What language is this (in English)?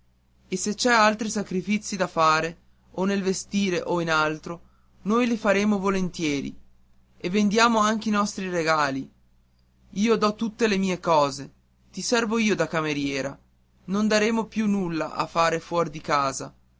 Italian